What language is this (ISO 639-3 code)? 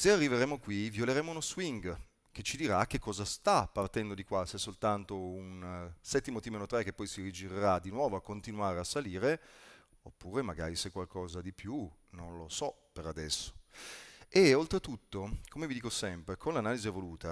ita